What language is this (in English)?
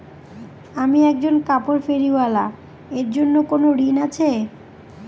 Bangla